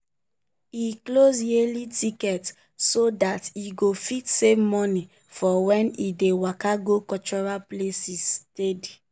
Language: Nigerian Pidgin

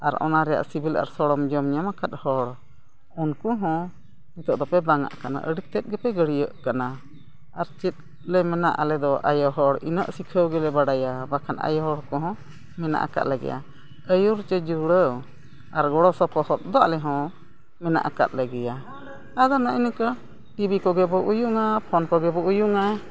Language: Santali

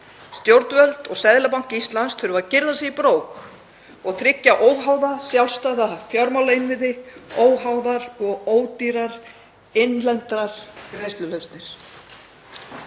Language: Icelandic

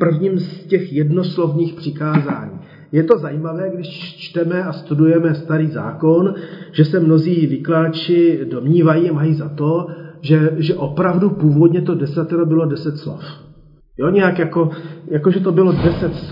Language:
Czech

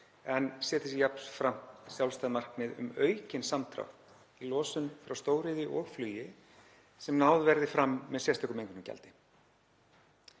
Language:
Icelandic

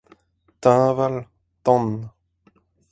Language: Breton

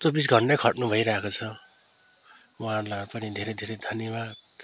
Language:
Nepali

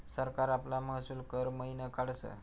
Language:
Marathi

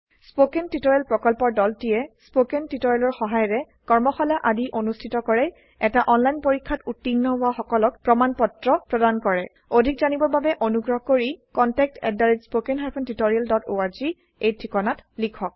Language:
Assamese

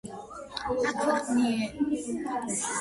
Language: Georgian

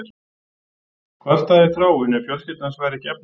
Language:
Icelandic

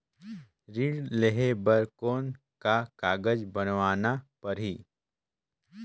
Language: Chhattisgarhi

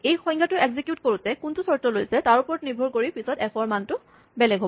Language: Assamese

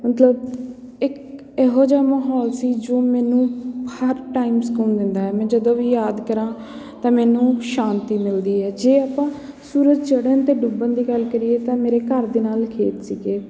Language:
Punjabi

